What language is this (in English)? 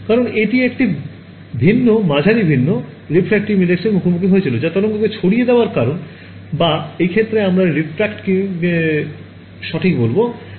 Bangla